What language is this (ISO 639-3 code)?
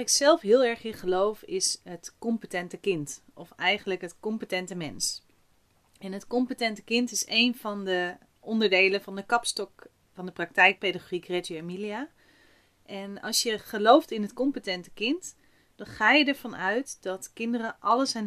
nld